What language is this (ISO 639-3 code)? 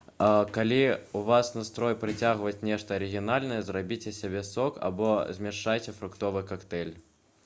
bel